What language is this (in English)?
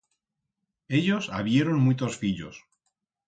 Aragonese